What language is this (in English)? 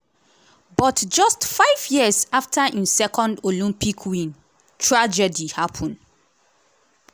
Nigerian Pidgin